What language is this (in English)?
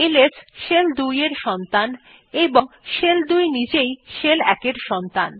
Bangla